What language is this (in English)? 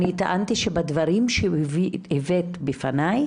Hebrew